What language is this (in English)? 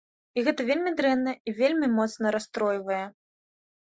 Belarusian